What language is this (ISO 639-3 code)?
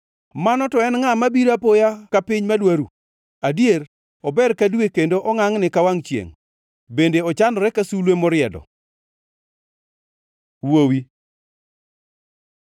luo